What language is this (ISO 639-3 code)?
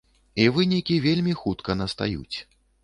bel